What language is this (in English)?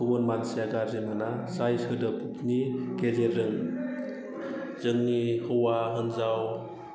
Bodo